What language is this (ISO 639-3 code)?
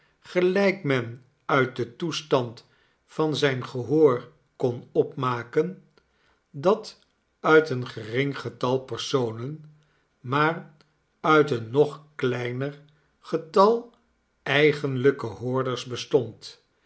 nld